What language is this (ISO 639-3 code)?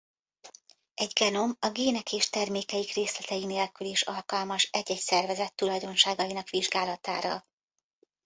hun